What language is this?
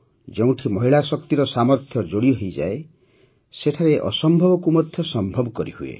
Odia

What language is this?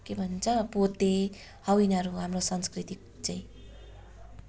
Nepali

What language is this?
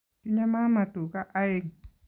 Kalenjin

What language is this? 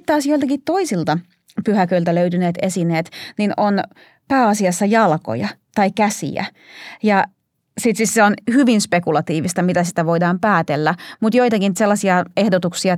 Finnish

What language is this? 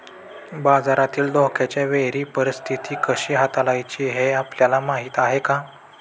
Marathi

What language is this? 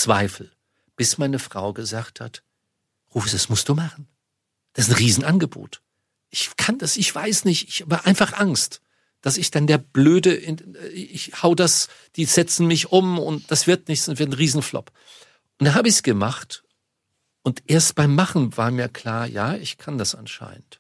German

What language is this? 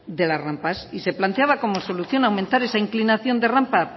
Spanish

